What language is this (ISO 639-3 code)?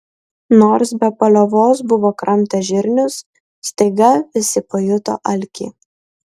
lit